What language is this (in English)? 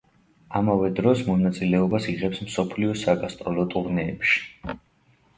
Georgian